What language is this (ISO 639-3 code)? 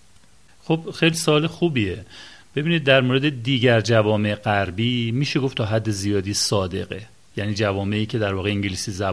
fas